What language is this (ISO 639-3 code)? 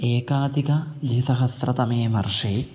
san